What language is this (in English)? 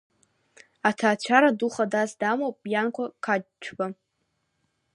Abkhazian